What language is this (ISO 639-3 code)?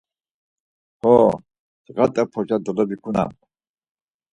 lzz